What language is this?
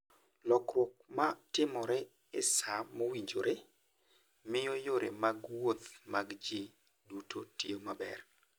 Luo (Kenya and Tanzania)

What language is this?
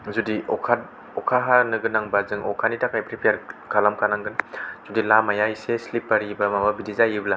Bodo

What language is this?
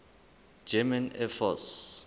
Southern Sotho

